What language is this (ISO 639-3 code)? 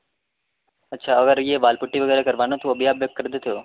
urd